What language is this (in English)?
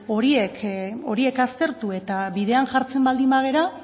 Basque